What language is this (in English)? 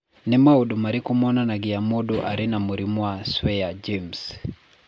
Kikuyu